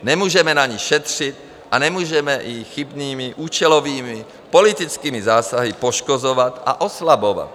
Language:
Czech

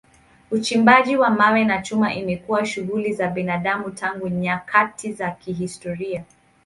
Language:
Swahili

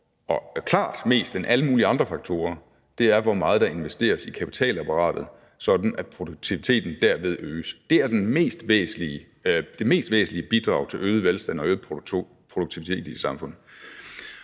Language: Danish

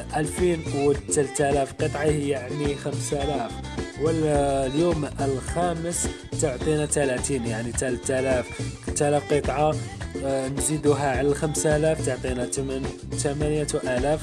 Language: Arabic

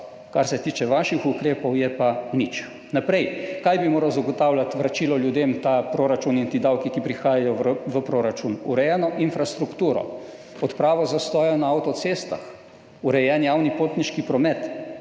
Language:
Slovenian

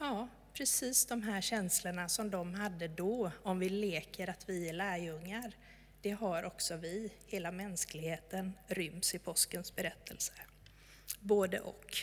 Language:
Swedish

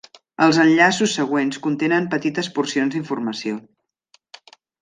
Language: Catalan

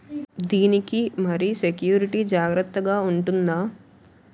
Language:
Telugu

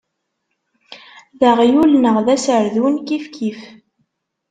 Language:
Kabyle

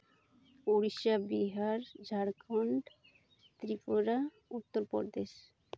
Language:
Santali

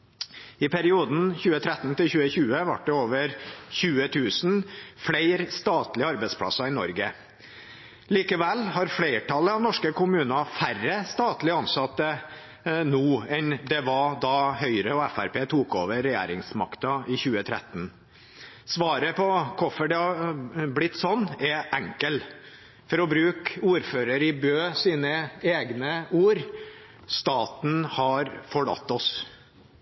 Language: Norwegian Bokmål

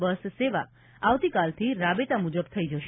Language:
Gujarati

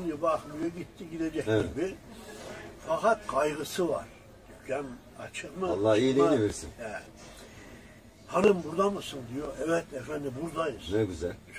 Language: Turkish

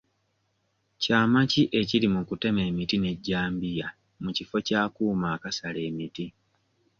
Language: Ganda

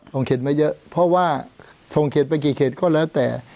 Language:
Thai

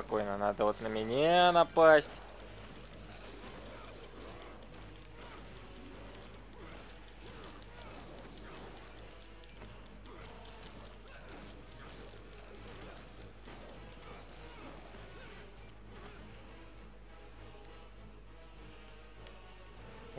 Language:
Russian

